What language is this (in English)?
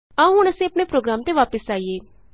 Punjabi